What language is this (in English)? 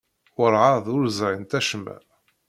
Kabyle